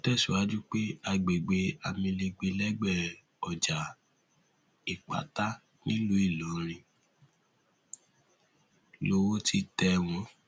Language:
Yoruba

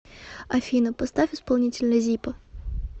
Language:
Russian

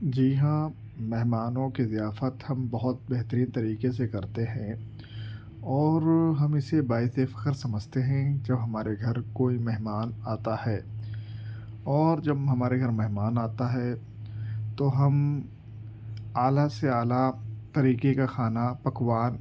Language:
Urdu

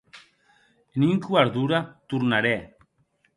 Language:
Occitan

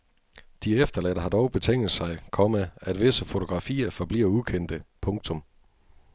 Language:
Danish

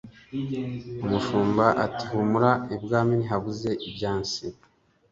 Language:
Kinyarwanda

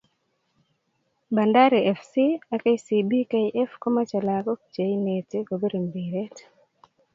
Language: Kalenjin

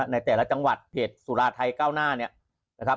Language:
Thai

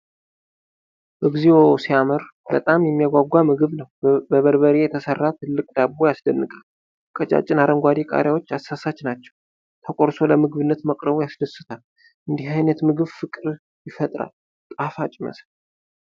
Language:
Amharic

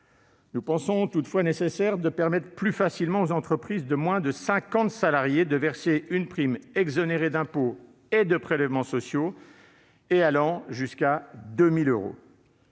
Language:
French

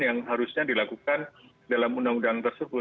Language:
Indonesian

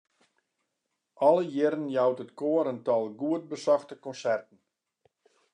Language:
Western Frisian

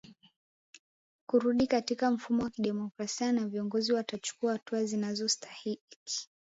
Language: Swahili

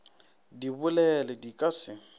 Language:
Northern Sotho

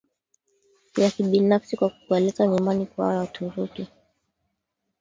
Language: Swahili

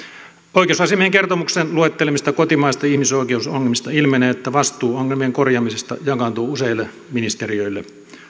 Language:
Finnish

